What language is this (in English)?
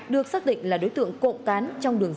Vietnamese